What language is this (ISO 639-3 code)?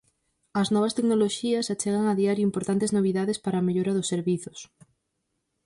glg